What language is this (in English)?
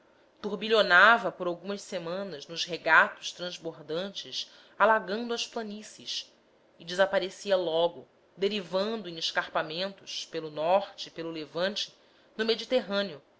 Portuguese